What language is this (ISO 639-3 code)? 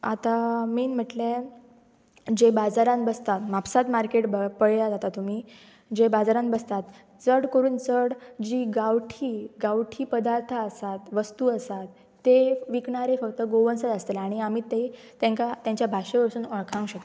kok